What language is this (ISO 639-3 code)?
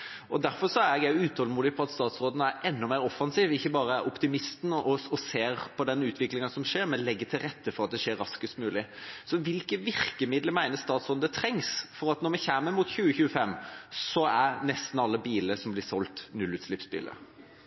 nob